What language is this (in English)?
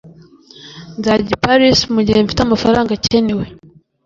Kinyarwanda